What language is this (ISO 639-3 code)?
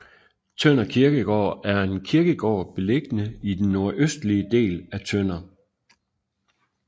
dan